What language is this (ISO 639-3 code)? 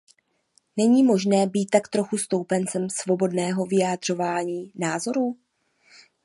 ces